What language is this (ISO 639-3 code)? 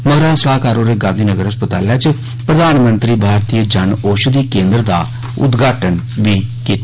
doi